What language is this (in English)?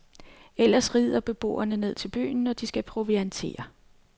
Danish